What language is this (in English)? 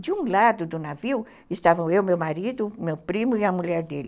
Portuguese